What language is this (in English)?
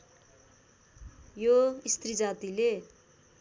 Nepali